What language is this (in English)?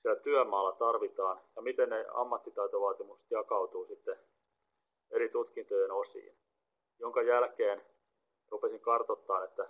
Finnish